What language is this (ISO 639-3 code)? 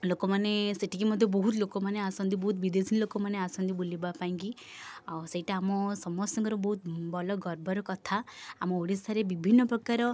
ori